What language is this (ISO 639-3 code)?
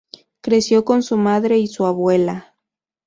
spa